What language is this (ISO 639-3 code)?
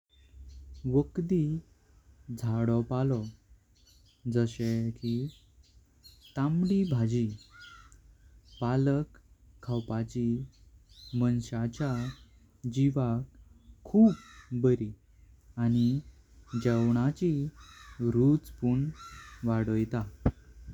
kok